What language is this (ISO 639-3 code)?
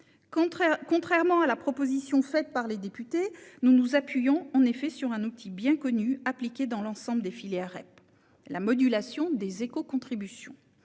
fra